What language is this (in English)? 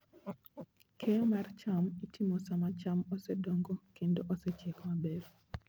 Luo (Kenya and Tanzania)